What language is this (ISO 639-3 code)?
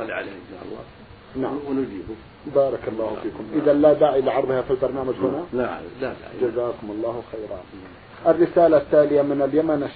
ara